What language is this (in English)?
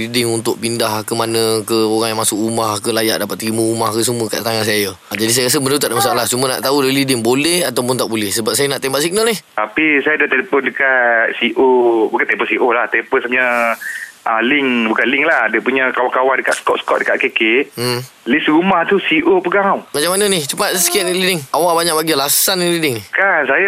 Malay